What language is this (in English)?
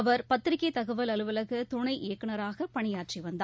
Tamil